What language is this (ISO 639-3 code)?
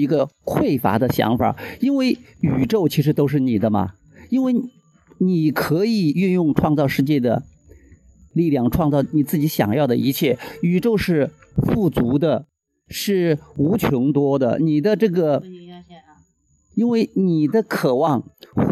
zho